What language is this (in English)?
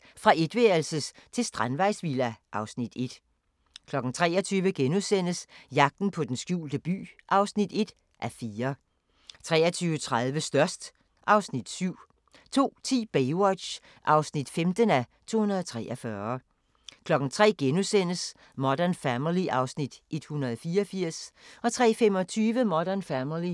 Danish